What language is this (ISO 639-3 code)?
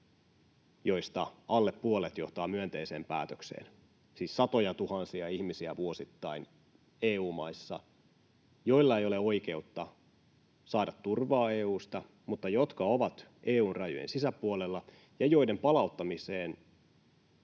fin